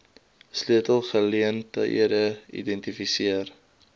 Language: Afrikaans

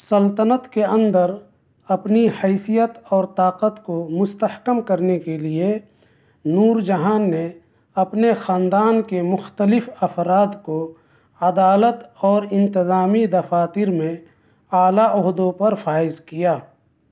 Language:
Urdu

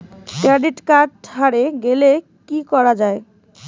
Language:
Bangla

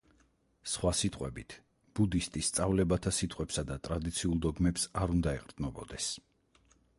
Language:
Georgian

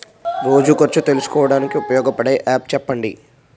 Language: Telugu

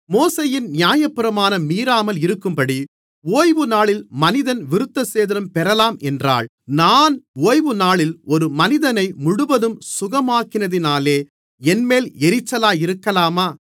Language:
Tamil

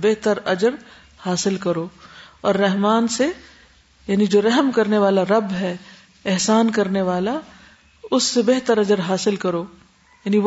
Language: Urdu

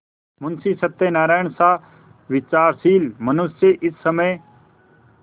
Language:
Hindi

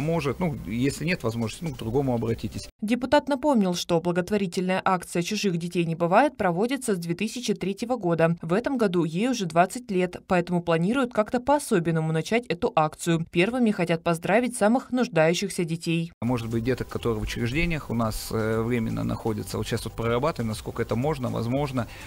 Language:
Russian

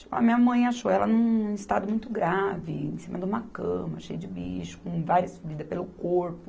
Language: Portuguese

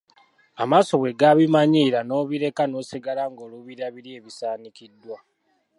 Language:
Ganda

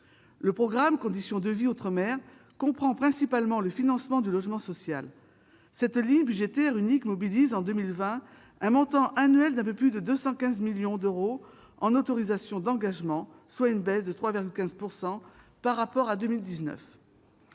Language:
French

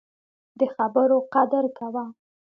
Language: Pashto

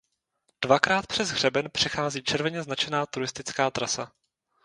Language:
Czech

